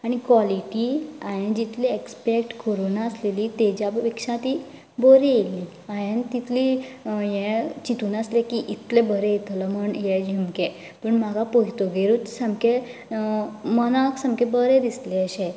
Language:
Konkani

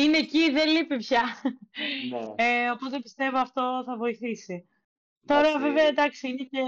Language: Greek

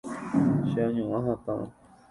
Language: Guarani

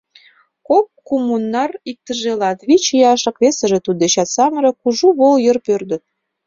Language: Mari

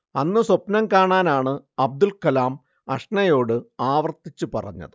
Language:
Malayalam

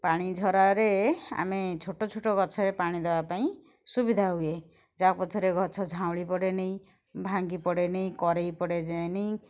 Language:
Odia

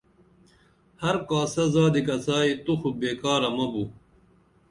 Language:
Dameli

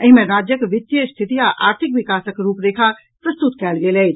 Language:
Maithili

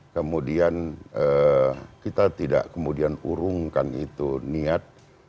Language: Indonesian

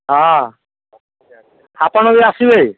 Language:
Odia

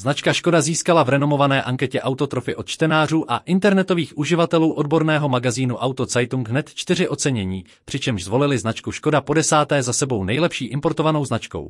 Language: Czech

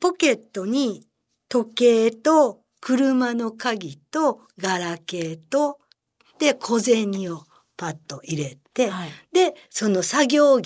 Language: Japanese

